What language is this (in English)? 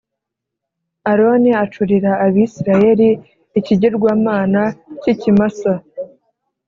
Kinyarwanda